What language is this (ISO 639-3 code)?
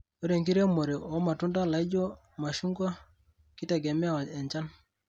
mas